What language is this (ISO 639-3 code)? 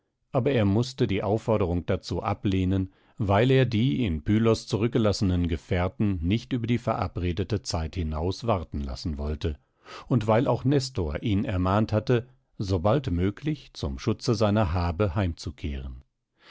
deu